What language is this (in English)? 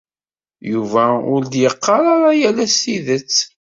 Kabyle